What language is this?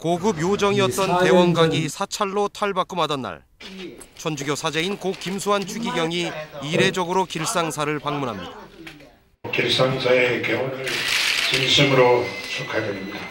Korean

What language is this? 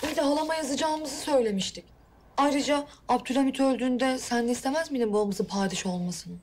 Turkish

